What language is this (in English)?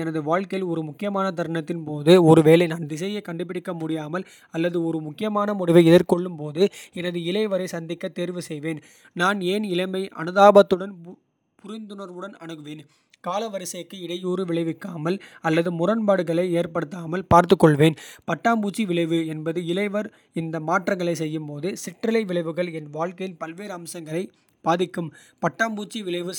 Kota (India)